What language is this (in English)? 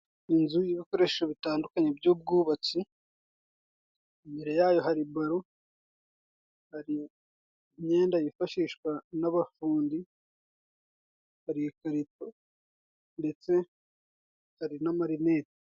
Kinyarwanda